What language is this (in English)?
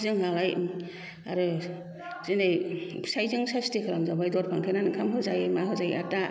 Bodo